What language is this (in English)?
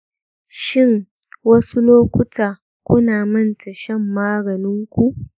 Hausa